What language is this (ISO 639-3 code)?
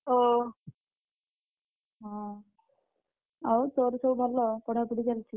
ori